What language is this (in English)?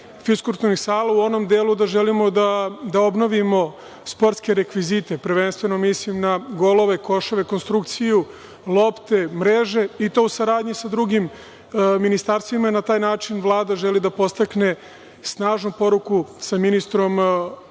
Serbian